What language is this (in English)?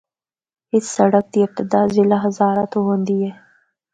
Northern Hindko